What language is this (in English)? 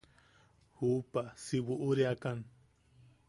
Yaqui